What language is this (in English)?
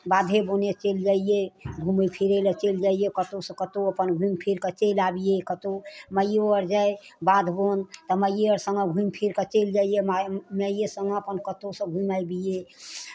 Maithili